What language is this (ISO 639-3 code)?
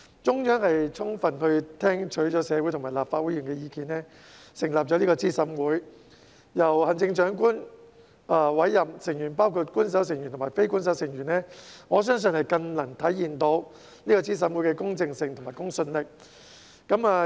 yue